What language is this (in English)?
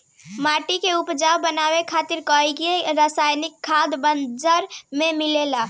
Bhojpuri